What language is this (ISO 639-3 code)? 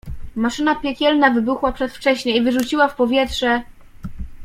pol